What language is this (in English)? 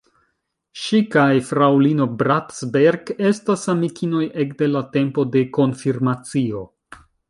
Esperanto